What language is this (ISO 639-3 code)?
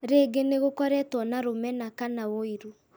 kik